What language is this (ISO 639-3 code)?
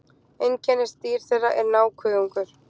isl